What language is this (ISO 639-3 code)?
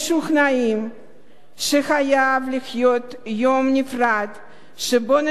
heb